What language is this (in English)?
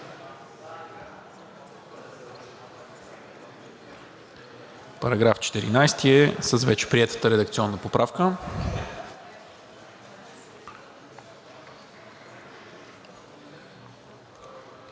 Bulgarian